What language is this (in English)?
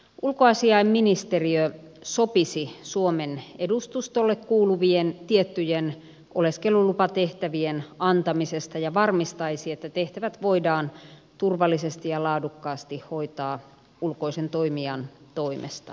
Finnish